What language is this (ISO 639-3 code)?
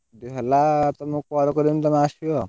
ori